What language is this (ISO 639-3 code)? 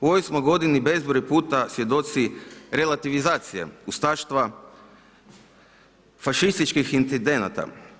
hrv